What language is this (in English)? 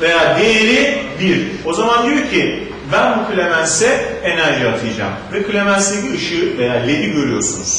Turkish